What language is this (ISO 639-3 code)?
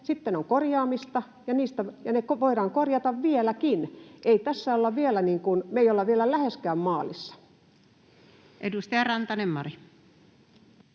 fin